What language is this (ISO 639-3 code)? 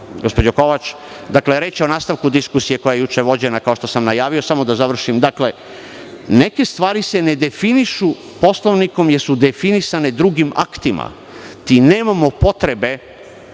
srp